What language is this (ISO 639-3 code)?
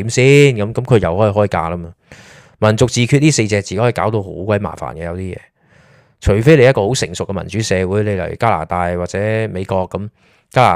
zho